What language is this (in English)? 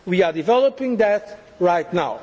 English